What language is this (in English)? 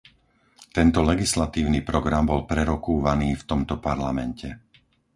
Slovak